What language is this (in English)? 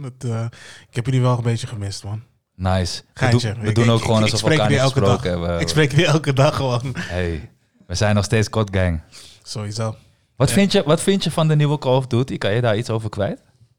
Dutch